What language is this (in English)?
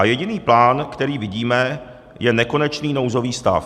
Czech